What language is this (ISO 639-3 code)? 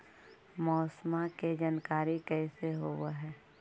mag